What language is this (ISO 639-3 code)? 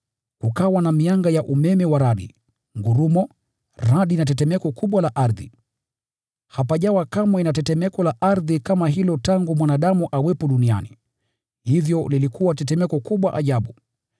swa